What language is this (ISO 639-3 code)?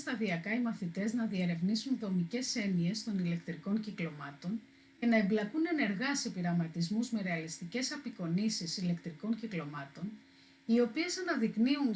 ell